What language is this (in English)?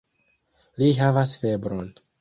Esperanto